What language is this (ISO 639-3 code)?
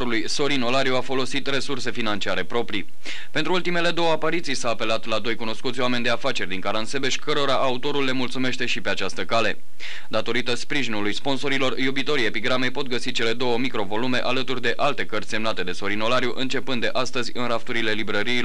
ron